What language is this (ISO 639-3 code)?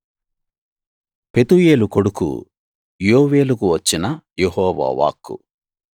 tel